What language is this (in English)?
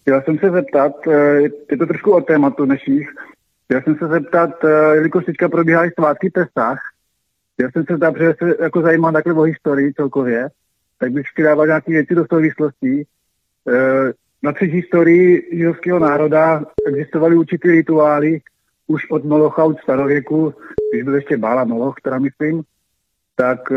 Czech